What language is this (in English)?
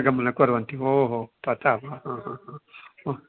Sanskrit